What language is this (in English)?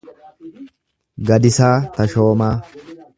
Oromo